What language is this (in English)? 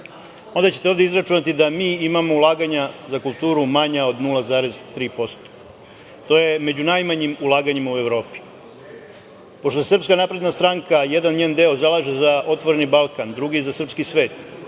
Serbian